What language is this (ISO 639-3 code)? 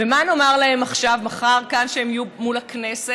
heb